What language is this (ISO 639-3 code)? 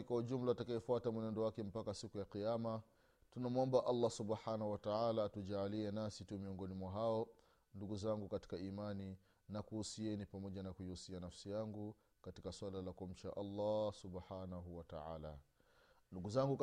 swa